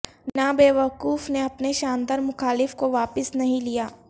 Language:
Urdu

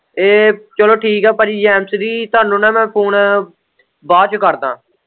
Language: Punjabi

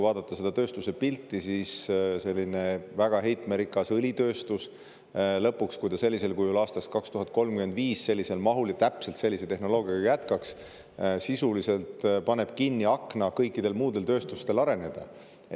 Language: Estonian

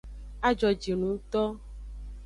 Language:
Aja (Benin)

